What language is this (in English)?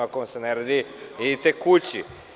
Serbian